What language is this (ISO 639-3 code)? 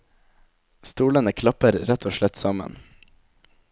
nor